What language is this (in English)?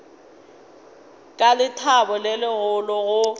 Northern Sotho